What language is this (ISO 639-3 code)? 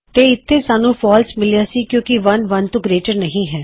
pan